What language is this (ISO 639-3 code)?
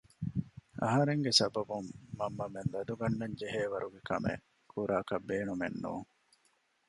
div